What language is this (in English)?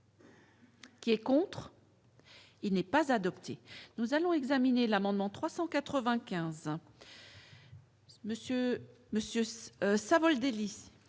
French